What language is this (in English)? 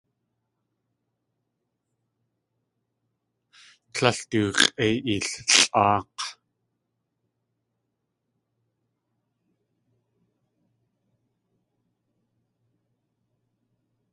Tlingit